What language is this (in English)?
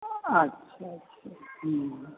Maithili